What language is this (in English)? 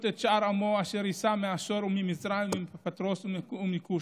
Hebrew